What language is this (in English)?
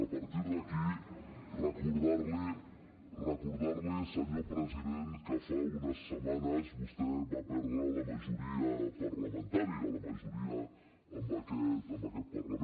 Catalan